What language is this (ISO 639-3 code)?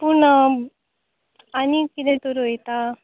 kok